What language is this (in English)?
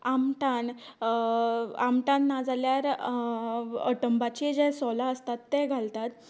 Konkani